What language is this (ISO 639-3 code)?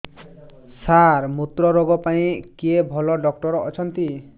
ori